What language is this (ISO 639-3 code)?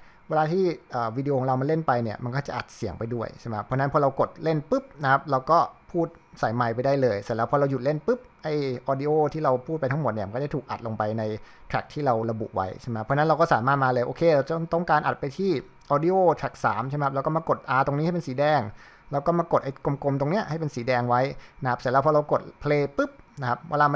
tha